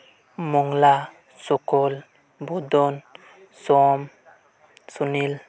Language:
Santali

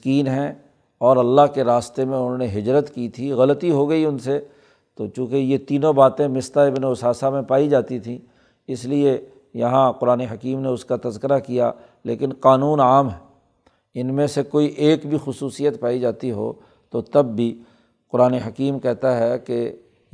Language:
Urdu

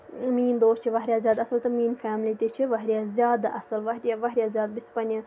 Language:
Kashmiri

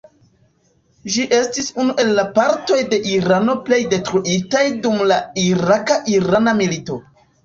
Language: Esperanto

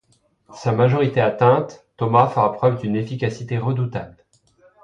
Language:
French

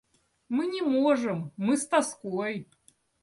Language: Russian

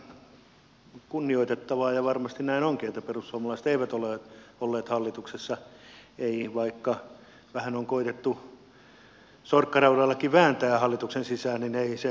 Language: Finnish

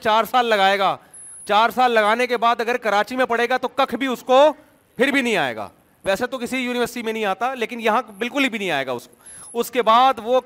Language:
Urdu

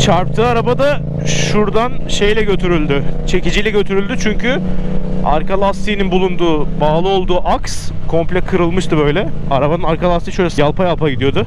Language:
Turkish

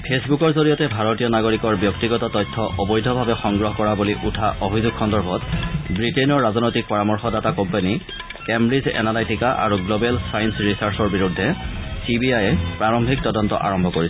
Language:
Assamese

